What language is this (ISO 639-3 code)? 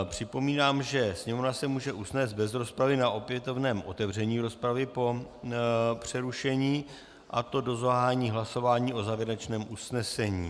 ces